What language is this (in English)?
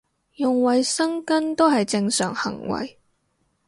Cantonese